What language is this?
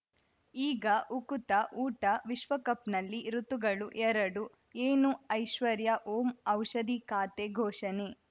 Kannada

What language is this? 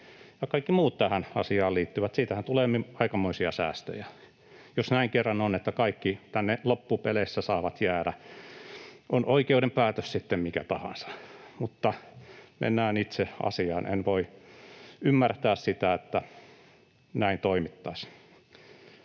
Finnish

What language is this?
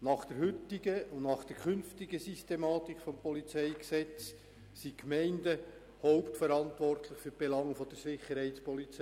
Swiss German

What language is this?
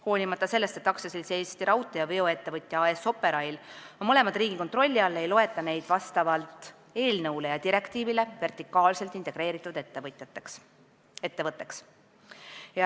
Estonian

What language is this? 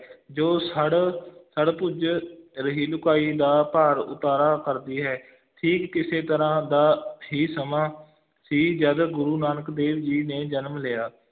Punjabi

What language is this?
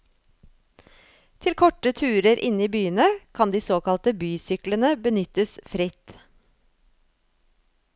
Norwegian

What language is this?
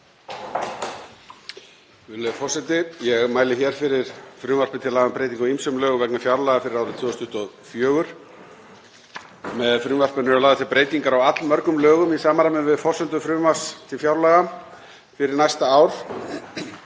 Icelandic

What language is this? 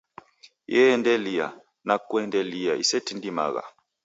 Taita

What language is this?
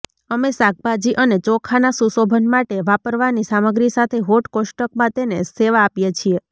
Gujarati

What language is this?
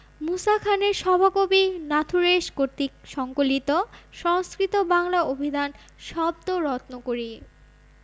Bangla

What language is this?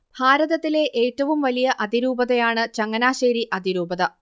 Malayalam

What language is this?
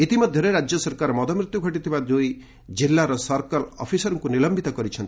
Odia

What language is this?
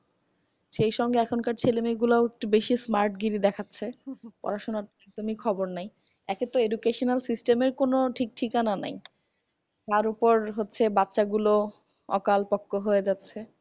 Bangla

